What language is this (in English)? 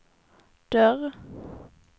Swedish